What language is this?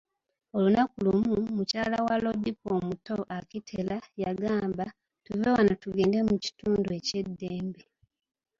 Ganda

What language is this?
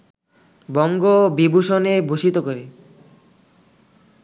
Bangla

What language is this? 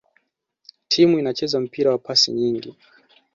Swahili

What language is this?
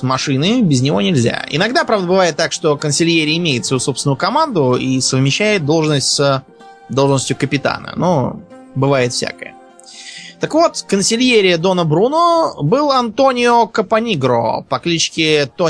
Russian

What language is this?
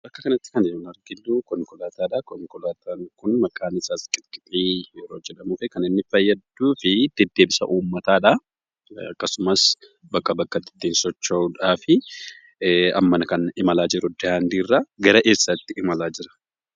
Oromo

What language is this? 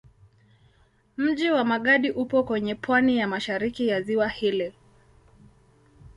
Swahili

